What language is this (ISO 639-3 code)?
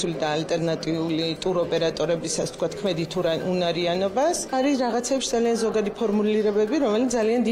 ron